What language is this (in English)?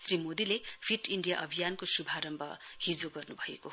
Nepali